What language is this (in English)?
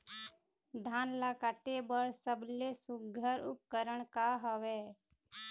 Chhattisgarhi